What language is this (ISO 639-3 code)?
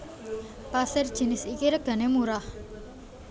jav